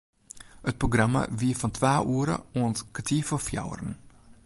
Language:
Western Frisian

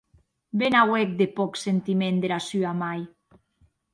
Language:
Occitan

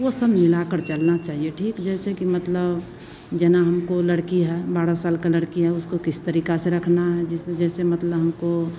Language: Hindi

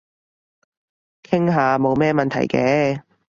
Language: Cantonese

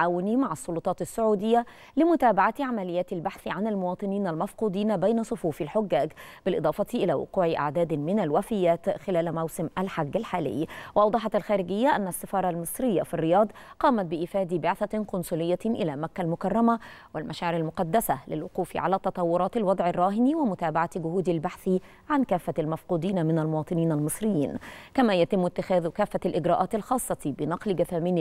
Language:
Arabic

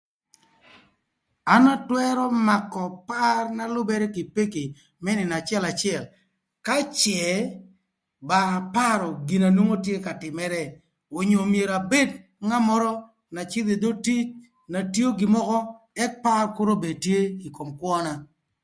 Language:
Thur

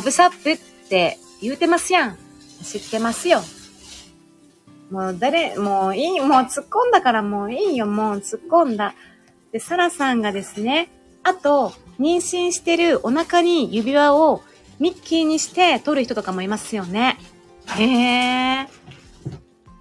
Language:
Japanese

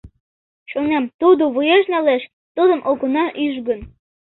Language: Mari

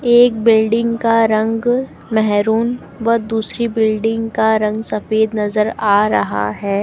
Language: Hindi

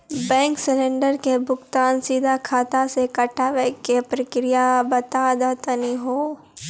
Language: Maithili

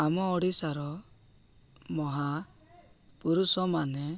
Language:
Odia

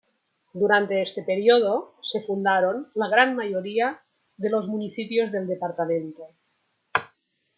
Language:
Spanish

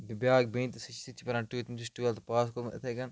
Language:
Kashmiri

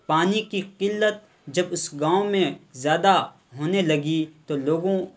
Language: Urdu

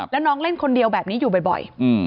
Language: Thai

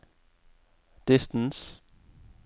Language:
Norwegian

